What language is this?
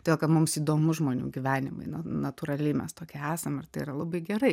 Lithuanian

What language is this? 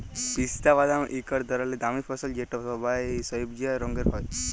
Bangla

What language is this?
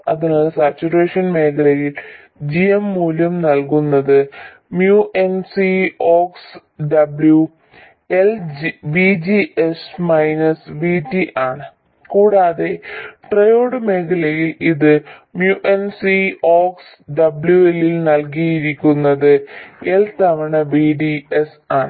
Malayalam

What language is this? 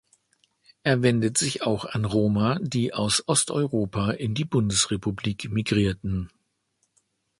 German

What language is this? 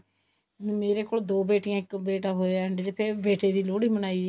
Punjabi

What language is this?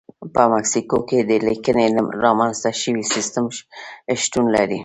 Pashto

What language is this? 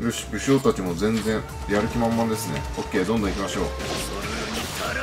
Japanese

